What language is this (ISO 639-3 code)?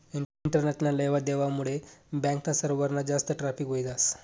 mar